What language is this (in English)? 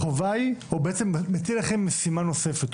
Hebrew